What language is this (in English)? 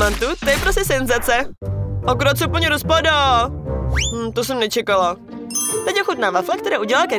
Czech